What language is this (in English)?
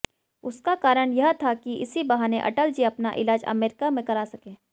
Hindi